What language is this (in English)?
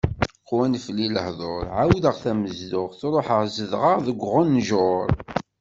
Kabyle